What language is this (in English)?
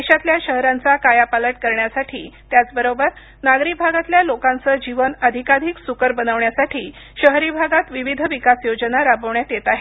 Marathi